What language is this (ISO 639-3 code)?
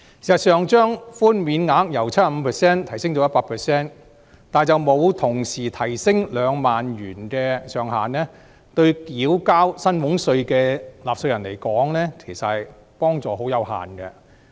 yue